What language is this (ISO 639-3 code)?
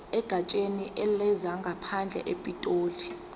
zul